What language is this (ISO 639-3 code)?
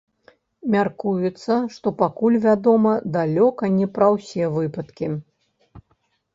bel